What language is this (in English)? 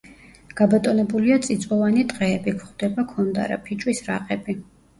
Georgian